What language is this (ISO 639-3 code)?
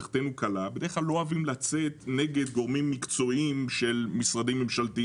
heb